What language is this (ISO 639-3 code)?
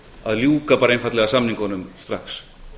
isl